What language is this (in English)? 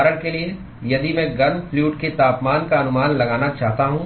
Hindi